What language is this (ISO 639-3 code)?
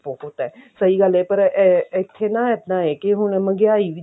pan